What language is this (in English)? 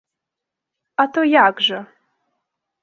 Belarusian